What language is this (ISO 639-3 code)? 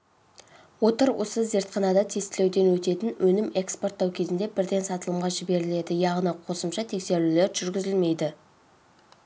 kaz